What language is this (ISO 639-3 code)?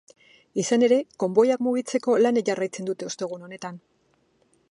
eus